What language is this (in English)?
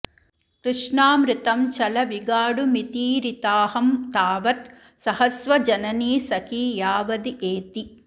Sanskrit